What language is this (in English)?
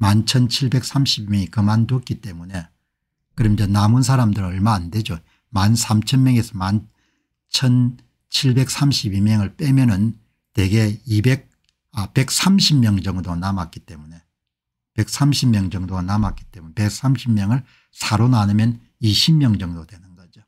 Korean